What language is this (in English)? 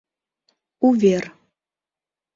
Mari